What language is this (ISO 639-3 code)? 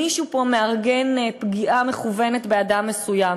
heb